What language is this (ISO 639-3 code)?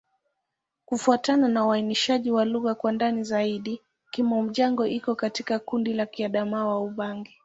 swa